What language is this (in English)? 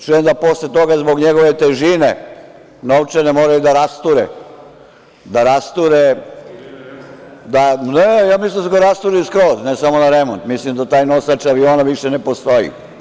Serbian